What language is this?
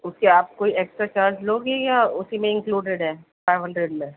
Urdu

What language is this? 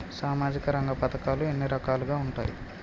Telugu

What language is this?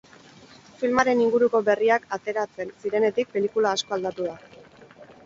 Basque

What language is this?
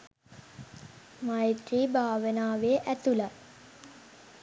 Sinhala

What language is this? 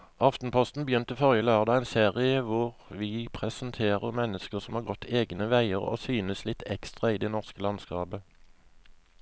Norwegian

